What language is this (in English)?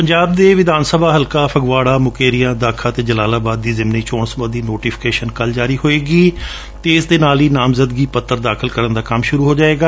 Punjabi